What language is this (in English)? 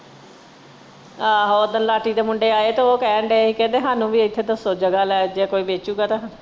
Punjabi